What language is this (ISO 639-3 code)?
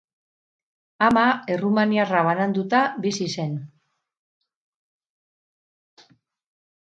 eus